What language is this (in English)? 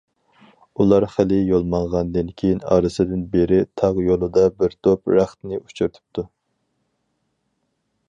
Uyghur